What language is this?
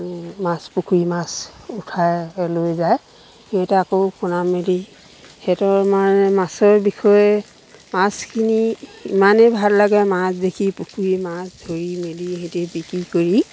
Assamese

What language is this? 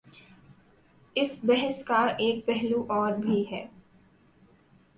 Urdu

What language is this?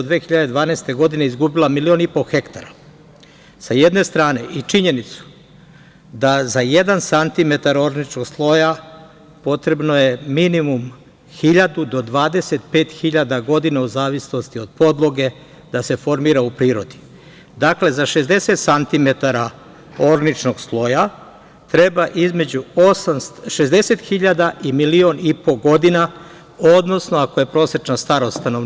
Serbian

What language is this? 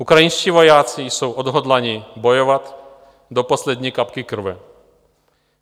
Czech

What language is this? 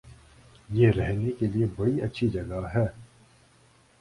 Urdu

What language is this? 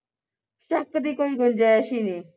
Punjabi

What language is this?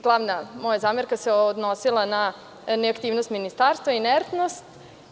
Serbian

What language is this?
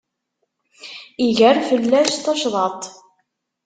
Kabyle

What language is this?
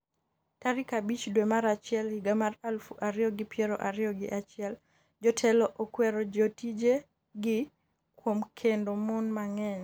Luo (Kenya and Tanzania)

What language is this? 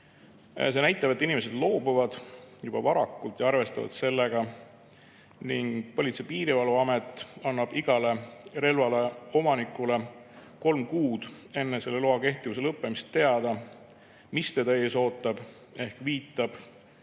Estonian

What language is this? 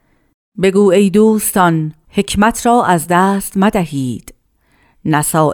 Persian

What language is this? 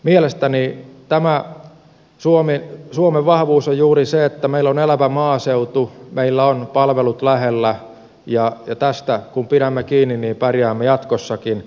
Finnish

